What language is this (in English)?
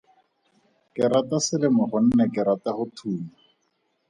Tswana